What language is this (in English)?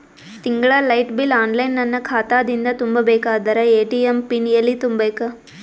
Kannada